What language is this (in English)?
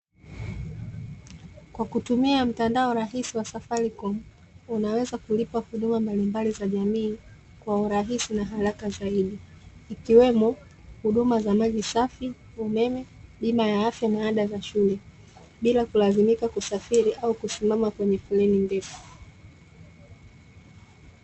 Swahili